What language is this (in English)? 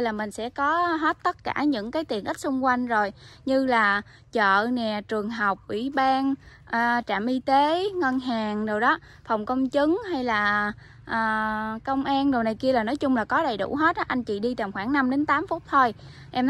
Vietnamese